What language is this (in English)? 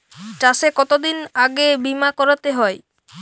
Bangla